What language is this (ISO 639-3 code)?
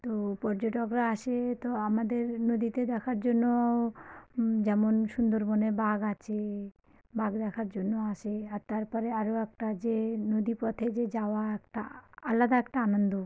ben